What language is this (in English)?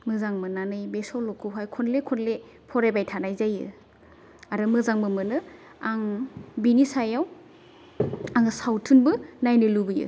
Bodo